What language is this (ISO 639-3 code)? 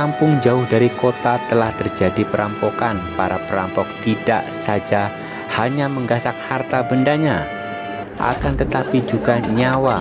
ind